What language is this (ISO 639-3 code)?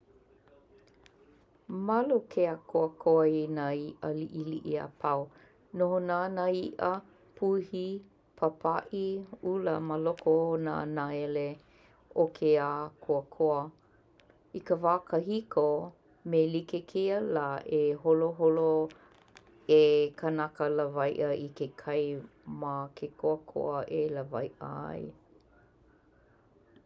haw